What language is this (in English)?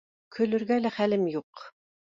Bashkir